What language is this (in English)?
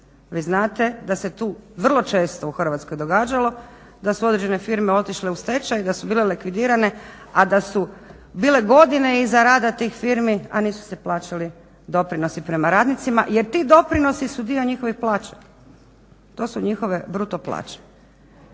Croatian